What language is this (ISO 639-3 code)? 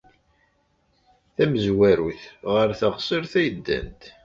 kab